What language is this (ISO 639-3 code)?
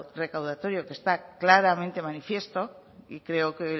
spa